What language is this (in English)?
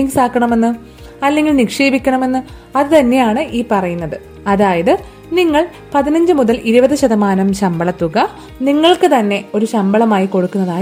Malayalam